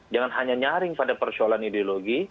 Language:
Indonesian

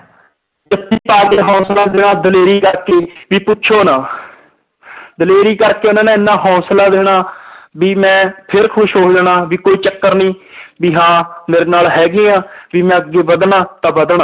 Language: Punjabi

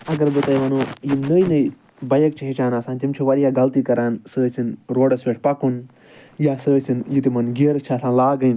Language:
Kashmiri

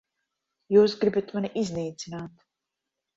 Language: Latvian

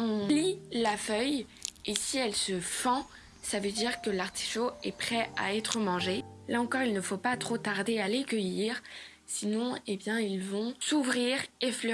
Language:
French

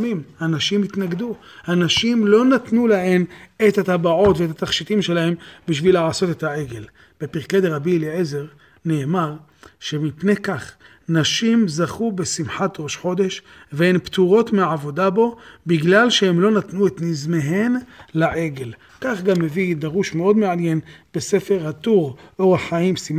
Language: Hebrew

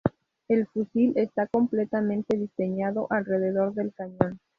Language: Spanish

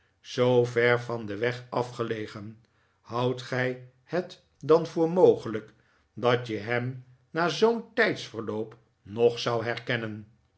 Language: Dutch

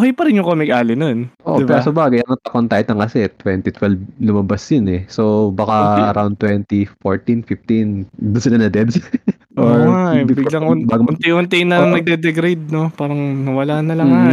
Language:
Filipino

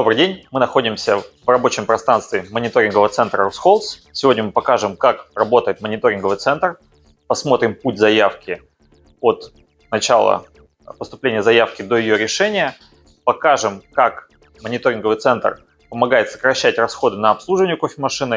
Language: Russian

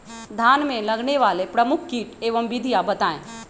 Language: Magahi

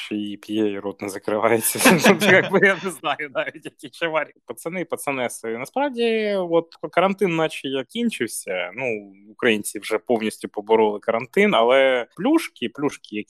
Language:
Ukrainian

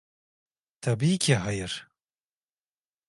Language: Turkish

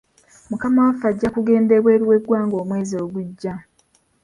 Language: Ganda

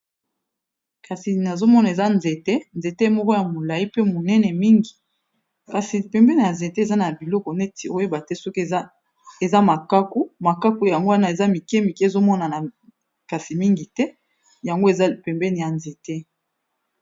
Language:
Lingala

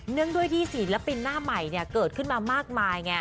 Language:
Thai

